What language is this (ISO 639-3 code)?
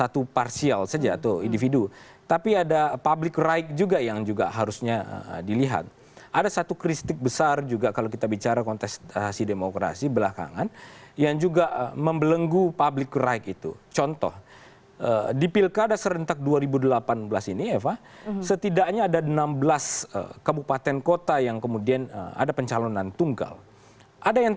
ind